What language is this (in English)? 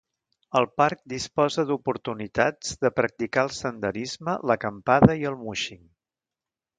Catalan